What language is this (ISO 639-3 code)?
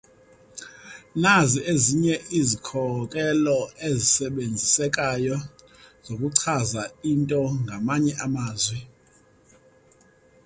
xho